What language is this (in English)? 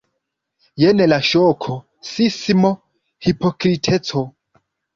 Esperanto